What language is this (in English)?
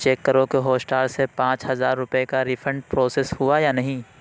Urdu